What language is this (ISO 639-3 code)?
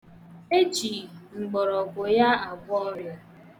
ibo